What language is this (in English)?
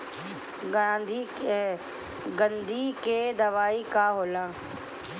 Bhojpuri